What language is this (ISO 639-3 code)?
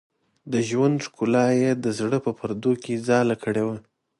pus